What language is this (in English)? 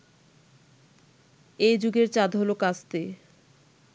Bangla